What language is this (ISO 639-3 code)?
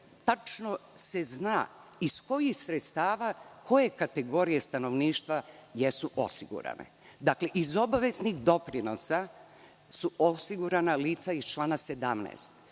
srp